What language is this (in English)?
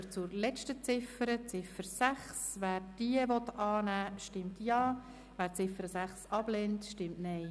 Swiss German